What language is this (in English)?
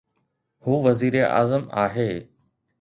Sindhi